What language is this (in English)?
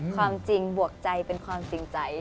Thai